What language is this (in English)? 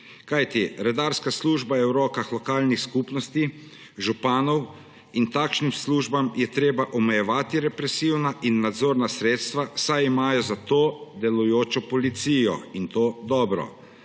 Slovenian